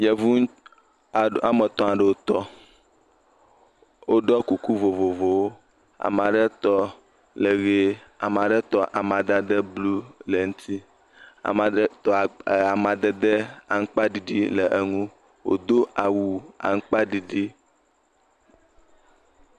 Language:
Ewe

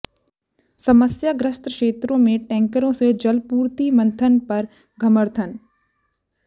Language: Hindi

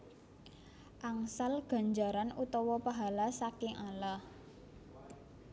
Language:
Javanese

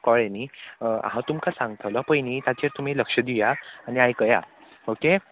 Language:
Konkani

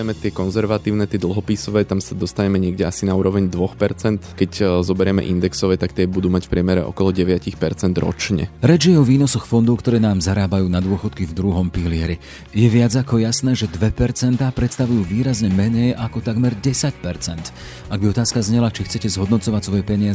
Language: Slovak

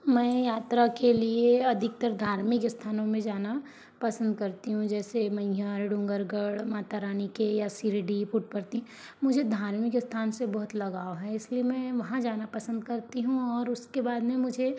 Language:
Hindi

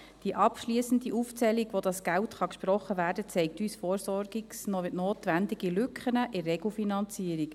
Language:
Swiss German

